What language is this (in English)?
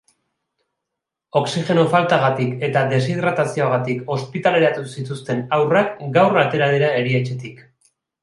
Basque